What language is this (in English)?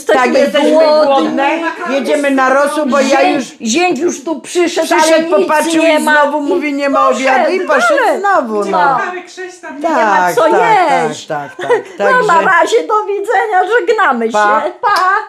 Polish